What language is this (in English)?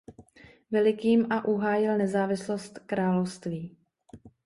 Czech